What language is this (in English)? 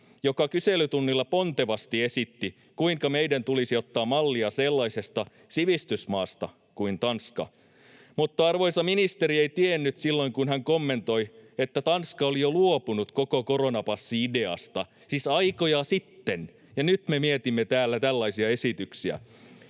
Finnish